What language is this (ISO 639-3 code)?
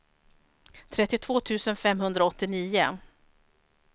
swe